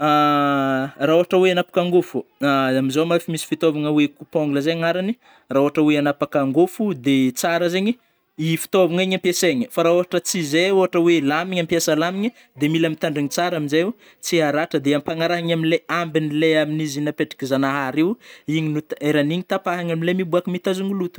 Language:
Northern Betsimisaraka Malagasy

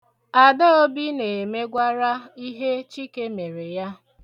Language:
Igbo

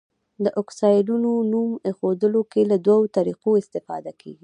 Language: Pashto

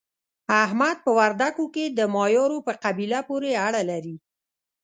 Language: Pashto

